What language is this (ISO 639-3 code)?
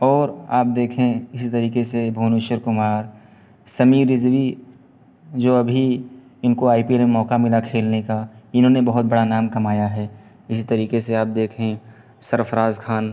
urd